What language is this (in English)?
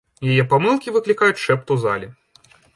Belarusian